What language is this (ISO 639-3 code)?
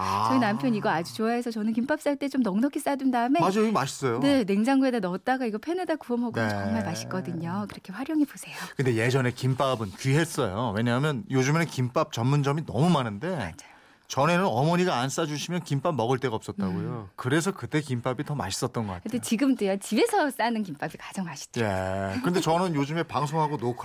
kor